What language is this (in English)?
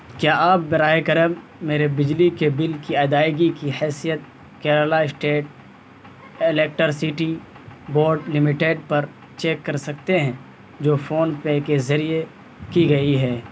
Urdu